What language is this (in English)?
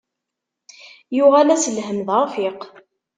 Kabyle